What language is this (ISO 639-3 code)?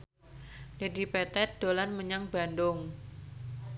jav